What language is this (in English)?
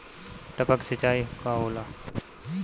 Bhojpuri